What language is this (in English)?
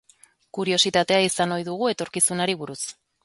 Basque